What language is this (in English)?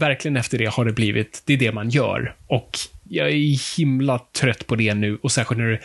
Swedish